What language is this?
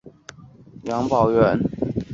Chinese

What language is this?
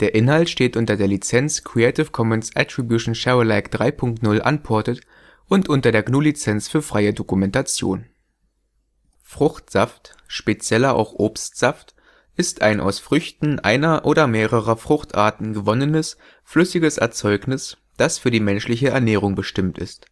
German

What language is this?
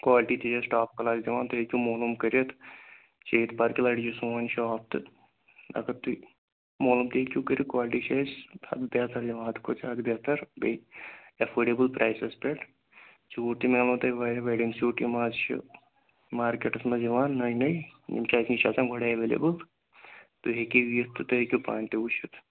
Kashmiri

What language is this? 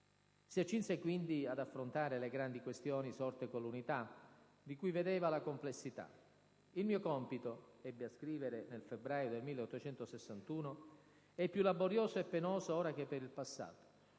Italian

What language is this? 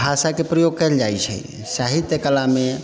Maithili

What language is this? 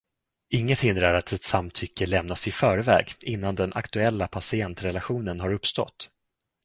Swedish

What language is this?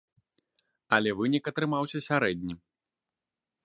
Belarusian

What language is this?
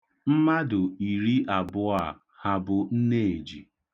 Igbo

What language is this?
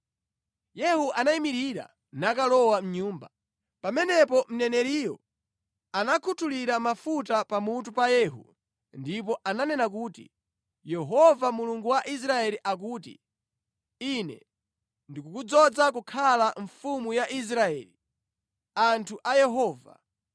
Nyanja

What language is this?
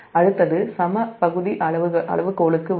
Tamil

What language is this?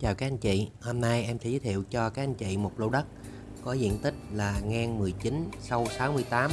Vietnamese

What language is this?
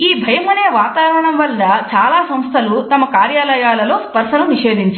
Telugu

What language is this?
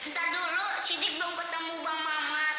Indonesian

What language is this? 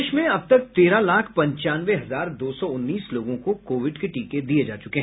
Hindi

